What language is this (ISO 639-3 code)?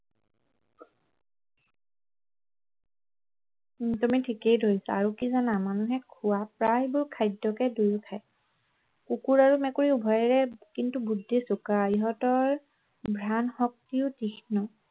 asm